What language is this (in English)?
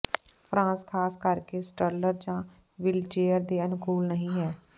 Punjabi